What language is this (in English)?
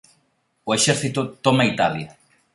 Galician